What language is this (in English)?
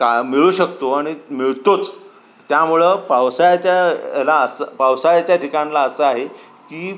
Marathi